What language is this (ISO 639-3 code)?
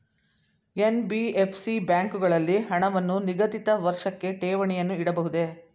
kan